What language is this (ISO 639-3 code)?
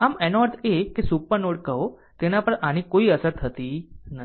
guj